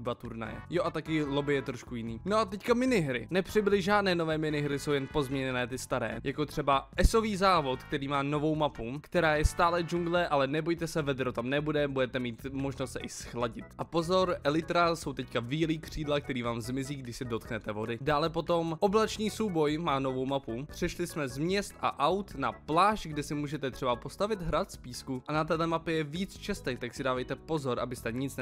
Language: Czech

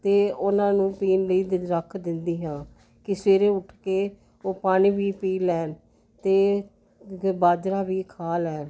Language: Punjabi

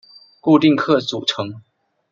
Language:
Chinese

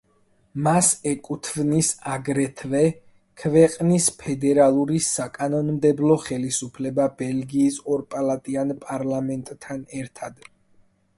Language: Georgian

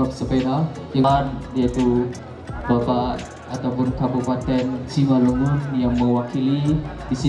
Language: Indonesian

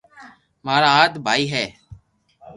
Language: Loarki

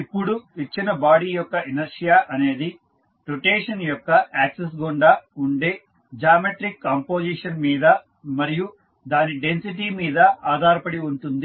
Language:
Telugu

